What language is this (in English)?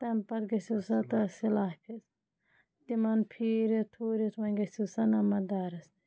Kashmiri